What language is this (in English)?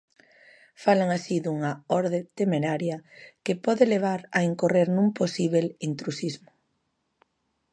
Galician